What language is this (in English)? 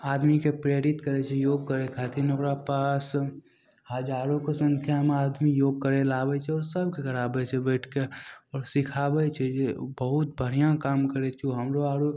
Maithili